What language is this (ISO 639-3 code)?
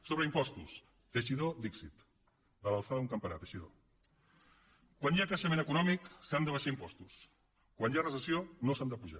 cat